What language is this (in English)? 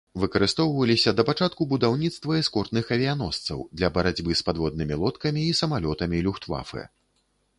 Belarusian